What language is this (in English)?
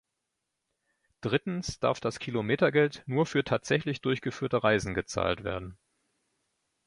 German